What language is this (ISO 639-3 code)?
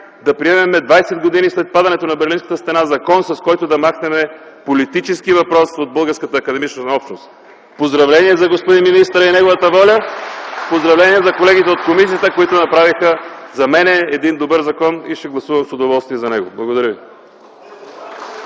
bul